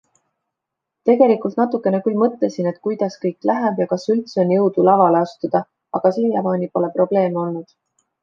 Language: Estonian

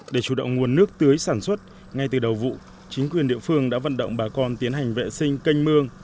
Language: Vietnamese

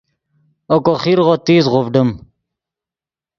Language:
Yidgha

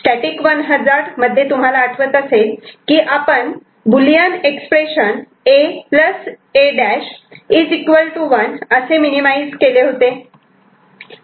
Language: Marathi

